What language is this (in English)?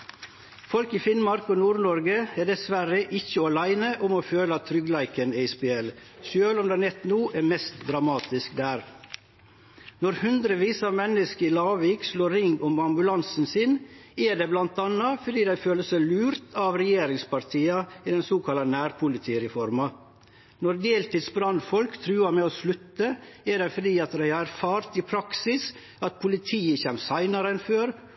Norwegian Nynorsk